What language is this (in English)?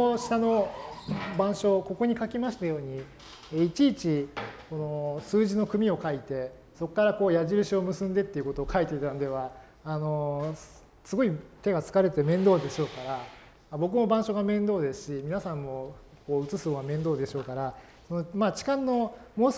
Japanese